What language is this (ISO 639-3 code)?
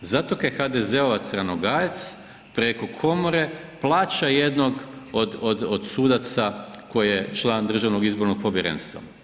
hrv